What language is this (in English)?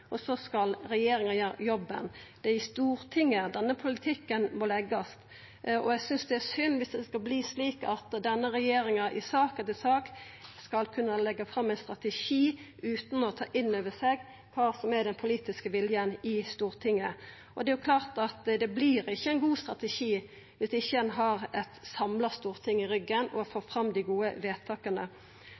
Norwegian Nynorsk